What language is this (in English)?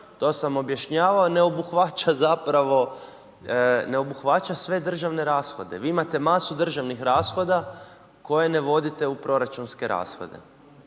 Croatian